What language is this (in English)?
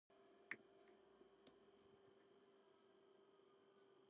Georgian